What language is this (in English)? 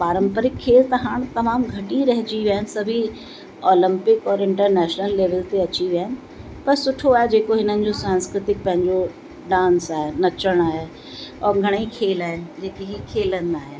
Sindhi